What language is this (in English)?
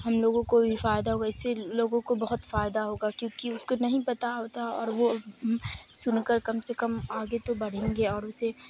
Urdu